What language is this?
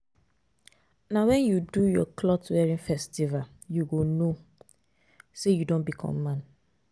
Nigerian Pidgin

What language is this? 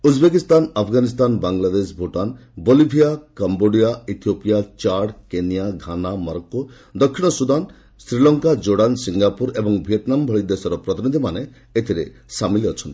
Odia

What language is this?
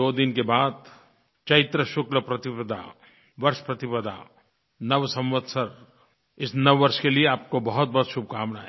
Hindi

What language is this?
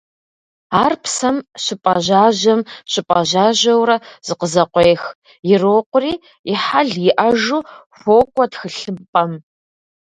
Kabardian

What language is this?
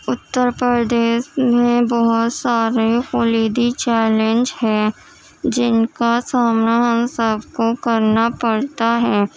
Urdu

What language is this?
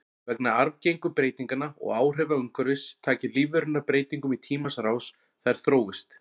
Icelandic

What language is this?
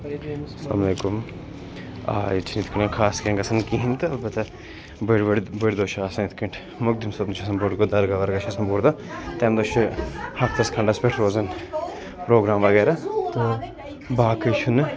Kashmiri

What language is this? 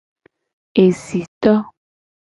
Gen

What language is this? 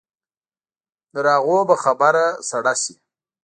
Pashto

